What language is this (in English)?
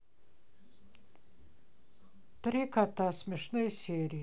Russian